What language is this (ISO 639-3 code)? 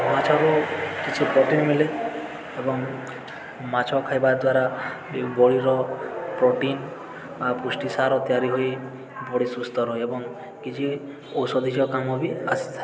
ori